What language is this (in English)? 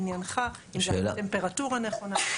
Hebrew